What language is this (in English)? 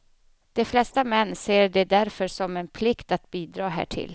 Swedish